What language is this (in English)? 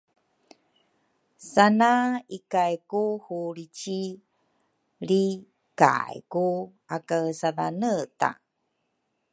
Rukai